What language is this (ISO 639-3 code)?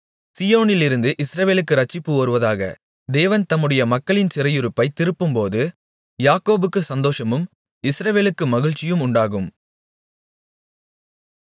tam